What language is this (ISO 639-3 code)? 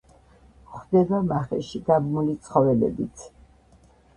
kat